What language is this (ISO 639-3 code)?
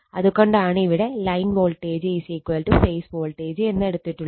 mal